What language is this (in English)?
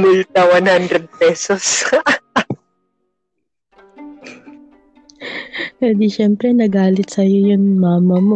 Filipino